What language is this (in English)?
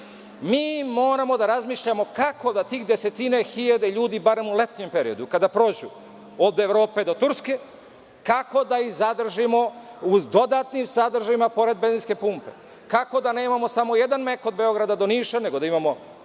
Serbian